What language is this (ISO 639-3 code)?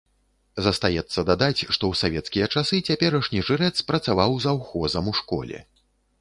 bel